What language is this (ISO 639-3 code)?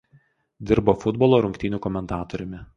lit